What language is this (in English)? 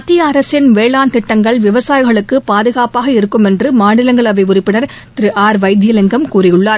Tamil